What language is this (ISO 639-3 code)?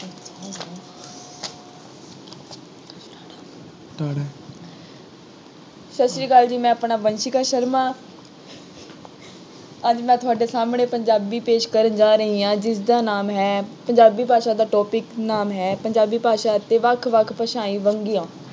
pan